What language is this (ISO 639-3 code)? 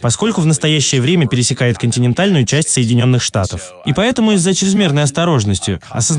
rus